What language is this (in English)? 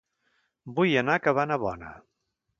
Catalan